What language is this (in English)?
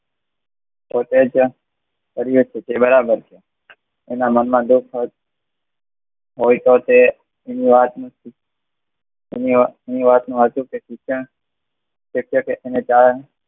Gujarati